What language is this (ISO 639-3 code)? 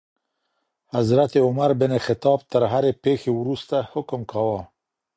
pus